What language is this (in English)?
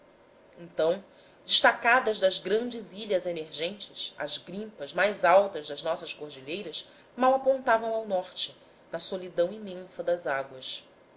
Portuguese